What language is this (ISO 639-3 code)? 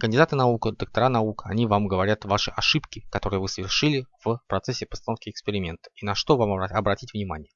rus